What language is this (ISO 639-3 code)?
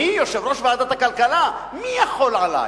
heb